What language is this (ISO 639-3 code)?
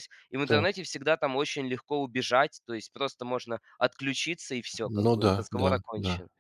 rus